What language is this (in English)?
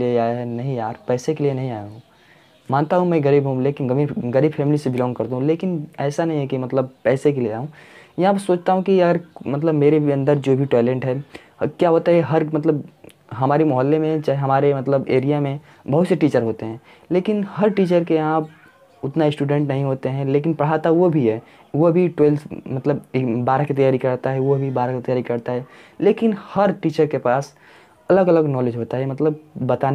Hindi